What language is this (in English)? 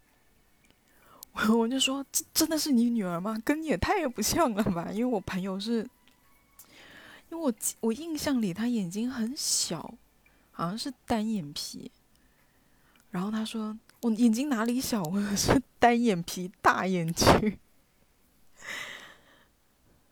Chinese